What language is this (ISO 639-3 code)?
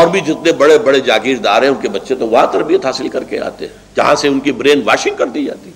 urd